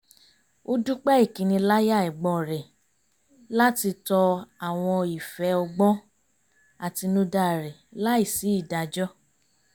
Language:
Yoruba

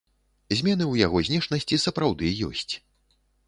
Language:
Belarusian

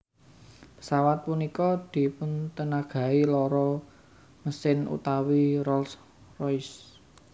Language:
Javanese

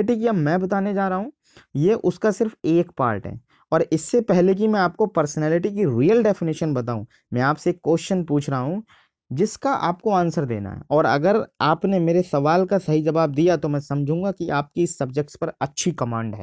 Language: Hindi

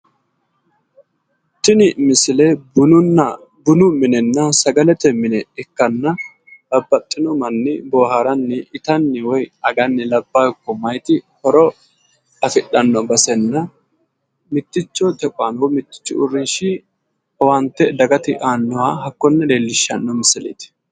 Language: Sidamo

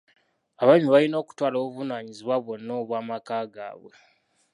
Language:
Ganda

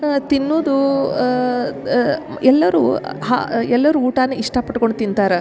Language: Kannada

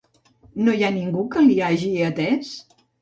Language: Catalan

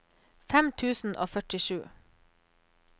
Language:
Norwegian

